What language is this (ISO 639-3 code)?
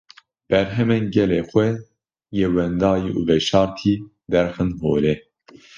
kur